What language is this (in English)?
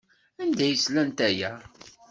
Kabyle